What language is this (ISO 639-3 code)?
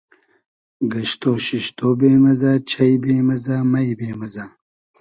haz